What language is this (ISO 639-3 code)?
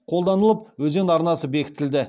kaz